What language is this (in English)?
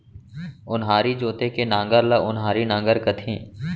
Chhattisgarhi